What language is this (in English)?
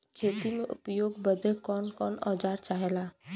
Bhojpuri